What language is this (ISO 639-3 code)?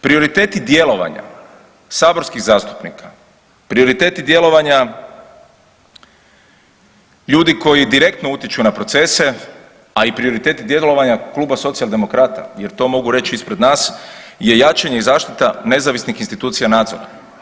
hrv